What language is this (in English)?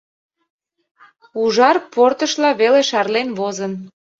Mari